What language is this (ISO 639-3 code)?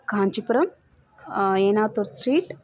san